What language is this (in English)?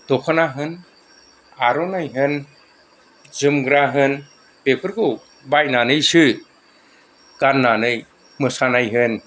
Bodo